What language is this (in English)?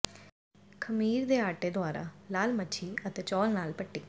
Punjabi